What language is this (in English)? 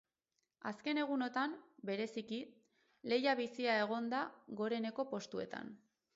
Basque